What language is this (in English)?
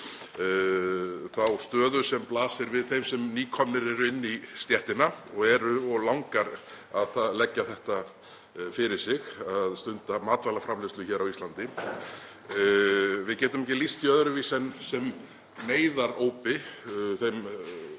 Icelandic